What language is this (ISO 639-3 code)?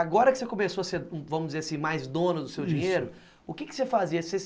por